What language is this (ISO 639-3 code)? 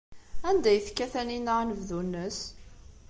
kab